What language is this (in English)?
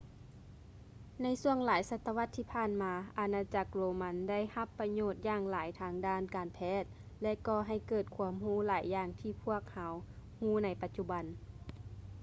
Lao